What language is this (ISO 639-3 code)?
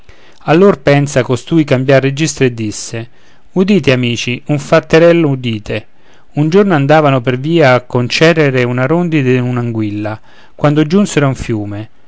ita